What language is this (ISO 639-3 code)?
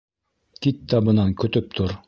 bak